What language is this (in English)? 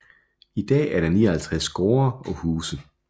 Danish